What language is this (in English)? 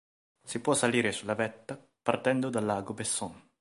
Italian